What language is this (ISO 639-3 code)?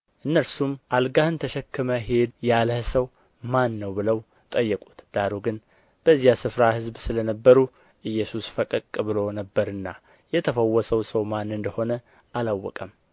amh